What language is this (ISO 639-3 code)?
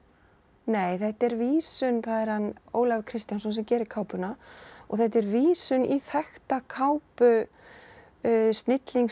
isl